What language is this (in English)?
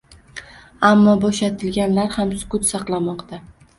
Uzbek